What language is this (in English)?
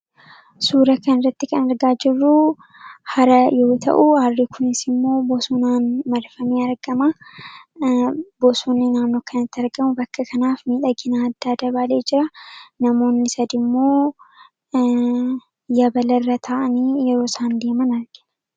Oromo